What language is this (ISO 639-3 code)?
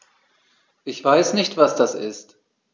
deu